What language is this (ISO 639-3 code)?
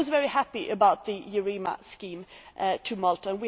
eng